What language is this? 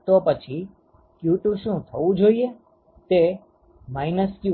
Gujarati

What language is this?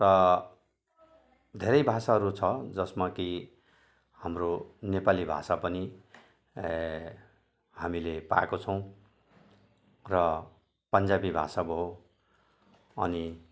Nepali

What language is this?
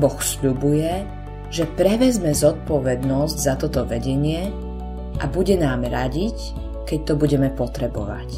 Slovak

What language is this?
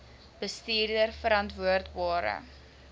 Afrikaans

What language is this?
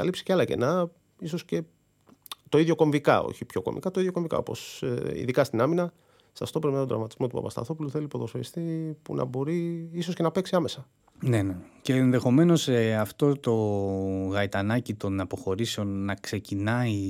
Greek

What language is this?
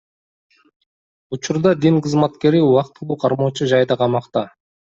Kyrgyz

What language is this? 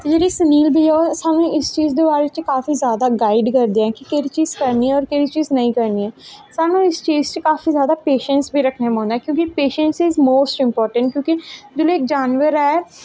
Dogri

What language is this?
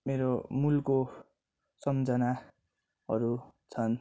Nepali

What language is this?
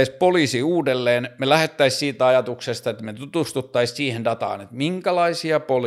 Finnish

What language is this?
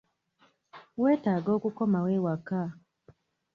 Ganda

